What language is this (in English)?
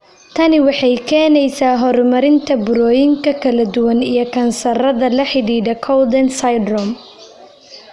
Somali